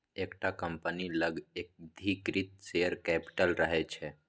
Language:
Maithili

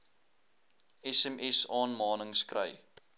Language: Afrikaans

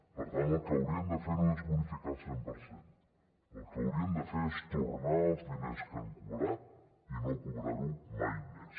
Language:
Catalan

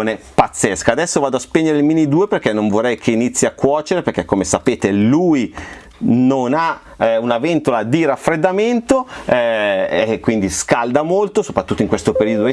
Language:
Italian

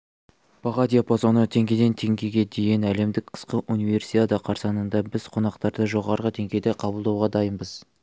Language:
Kazakh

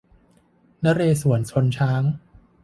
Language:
Thai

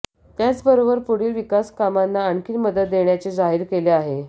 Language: Marathi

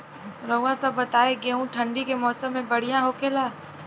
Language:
Bhojpuri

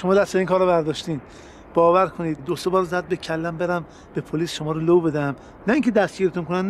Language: Persian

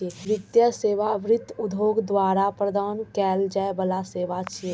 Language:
Maithili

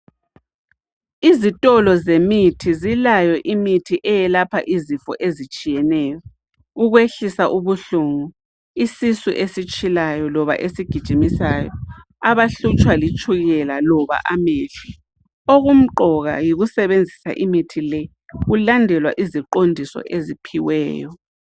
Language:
North Ndebele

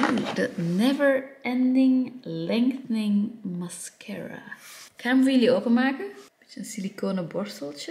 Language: Dutch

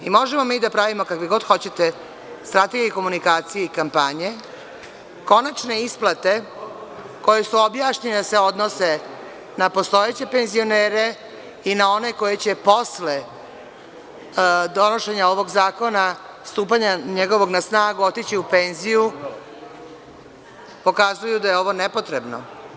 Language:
Serbian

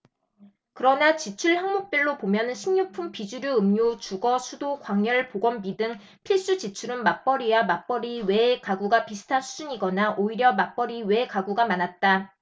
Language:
Korean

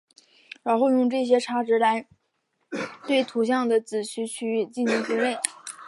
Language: Chinese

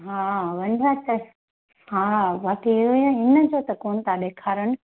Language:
Sindhi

